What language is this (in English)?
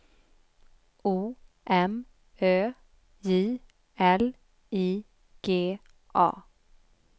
Swedish